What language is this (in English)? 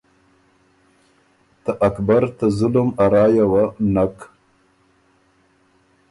Ormuri